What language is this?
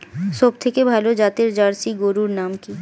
Bangla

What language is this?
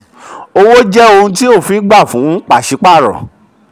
Yoruba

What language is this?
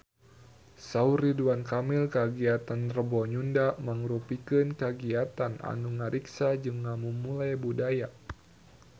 Sundanese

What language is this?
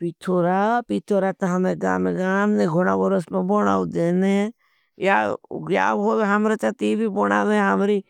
Bhili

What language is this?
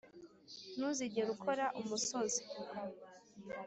Kinyarwanda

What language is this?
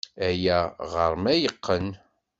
Kabyle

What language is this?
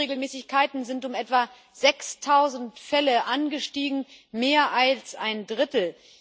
German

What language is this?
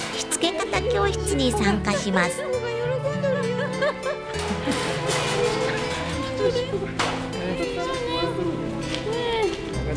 Japanese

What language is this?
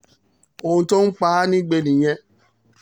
Yoruba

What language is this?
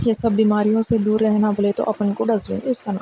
Urdu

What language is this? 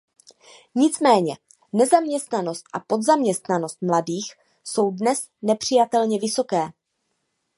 Czech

